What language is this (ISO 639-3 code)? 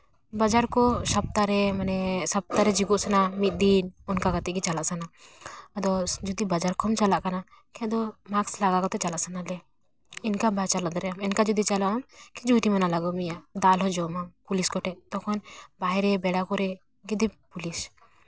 sat